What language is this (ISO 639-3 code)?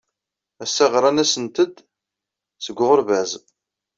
kab